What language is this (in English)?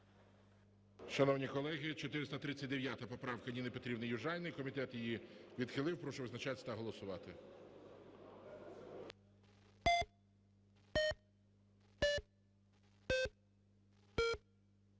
Ukrainian